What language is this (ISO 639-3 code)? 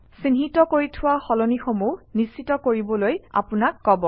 asm